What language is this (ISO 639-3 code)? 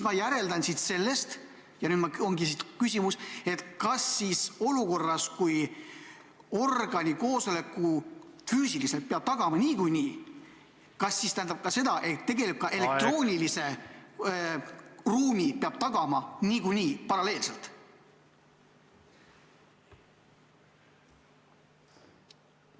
est